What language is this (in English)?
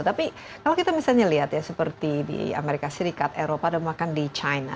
Indonesian